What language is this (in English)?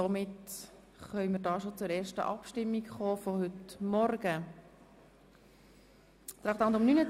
Swiss German